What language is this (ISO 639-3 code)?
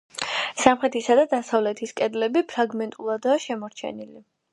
kat